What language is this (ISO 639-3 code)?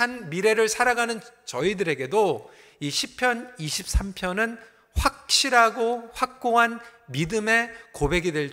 kor